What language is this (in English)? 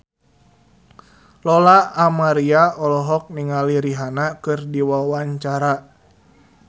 Sundanese